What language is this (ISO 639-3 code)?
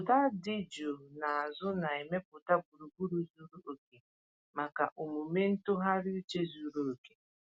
ibo